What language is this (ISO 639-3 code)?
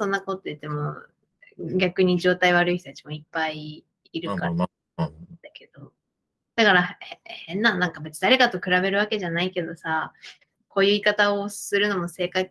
jpn